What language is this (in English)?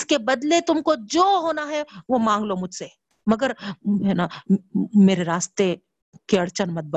Urdu